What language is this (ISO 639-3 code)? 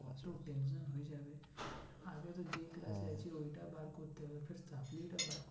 ben